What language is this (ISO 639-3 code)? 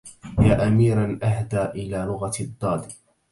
ara